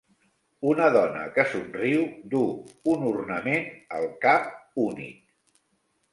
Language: Catalan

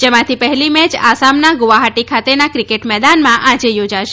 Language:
Gujarati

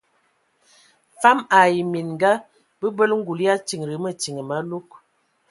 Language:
Ewondo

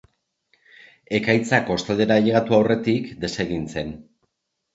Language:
Basque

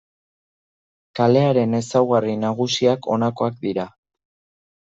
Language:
Basque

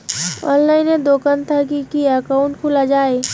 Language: Bangla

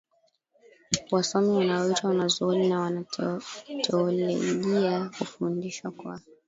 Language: Swahili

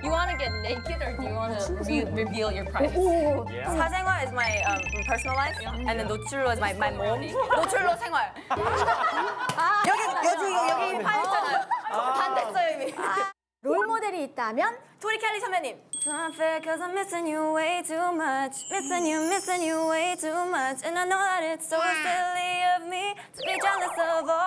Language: Korean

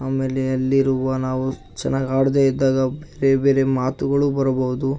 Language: Kannada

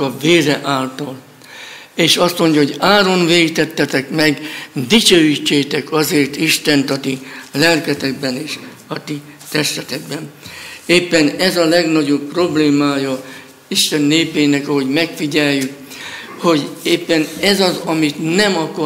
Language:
Hungarian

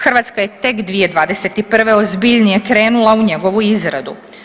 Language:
Croatian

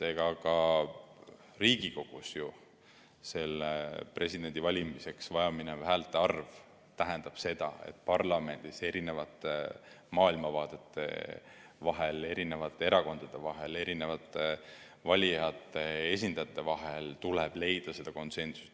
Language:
Estonian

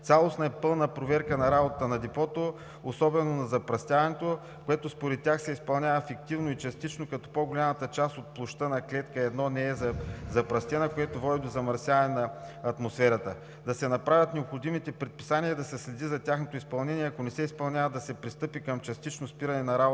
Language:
Bulgarian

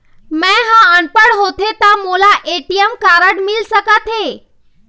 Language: Chhattisgarhi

